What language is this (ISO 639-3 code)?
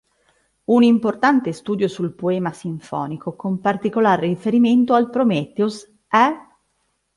ita